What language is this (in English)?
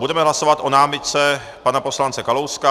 Czech